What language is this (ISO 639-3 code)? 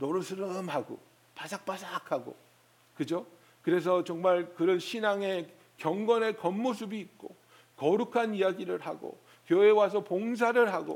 kor